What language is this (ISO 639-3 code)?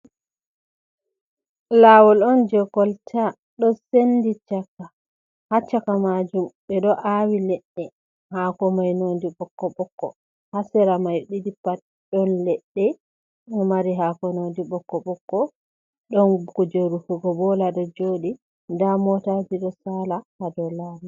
ful